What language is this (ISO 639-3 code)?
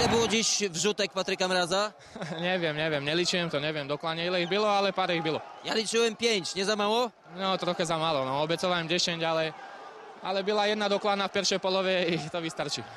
pol